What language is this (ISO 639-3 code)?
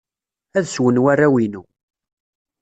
kab